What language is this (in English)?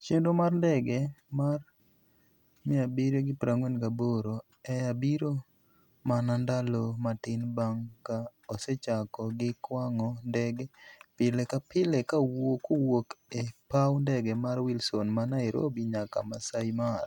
Luo (Kenya and Tanzania)